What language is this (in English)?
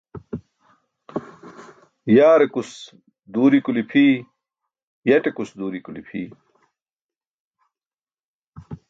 Burushaski